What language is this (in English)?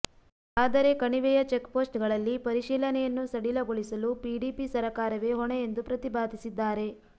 Kannada